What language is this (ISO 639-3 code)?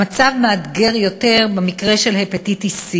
heb